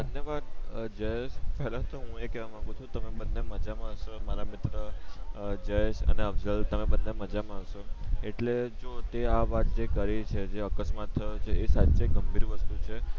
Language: Gujarati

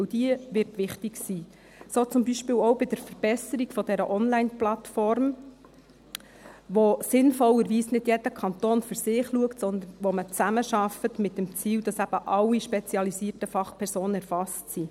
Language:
Swiss German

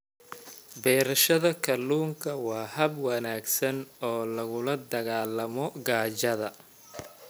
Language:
Somali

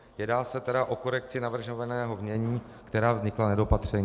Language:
Czech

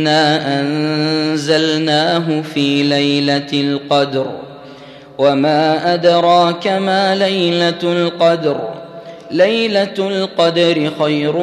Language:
Arabic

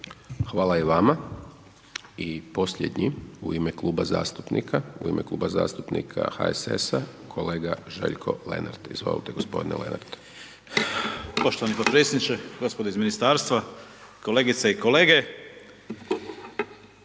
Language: Croatian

